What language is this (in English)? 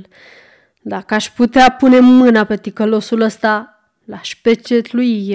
Romanian